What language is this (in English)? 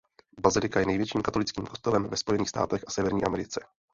Czech